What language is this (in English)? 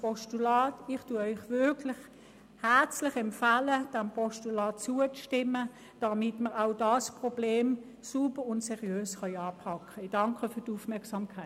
Swiss German